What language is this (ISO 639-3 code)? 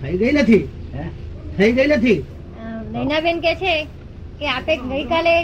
guj